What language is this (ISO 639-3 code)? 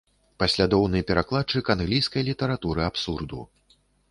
bel